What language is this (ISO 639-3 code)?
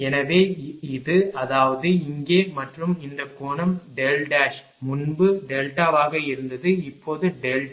tam